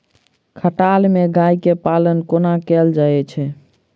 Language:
Maithili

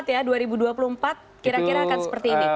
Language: Indonesian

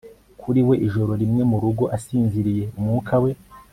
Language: Kinyarwanda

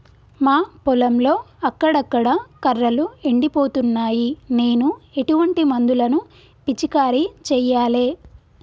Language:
Telugu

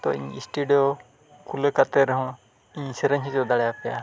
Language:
Santali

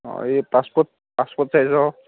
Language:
Assamese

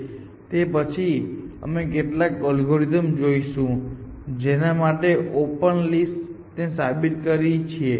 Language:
Gujarati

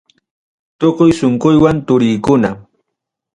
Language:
Ayacucho Quechua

